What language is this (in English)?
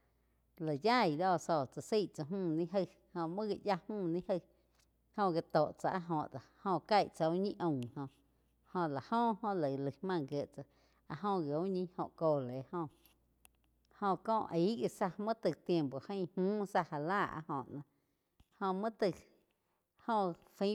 Quiotepec Chinantec